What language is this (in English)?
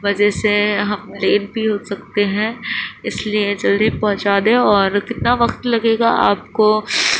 Urdu